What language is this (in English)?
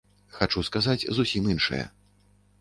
Belarusian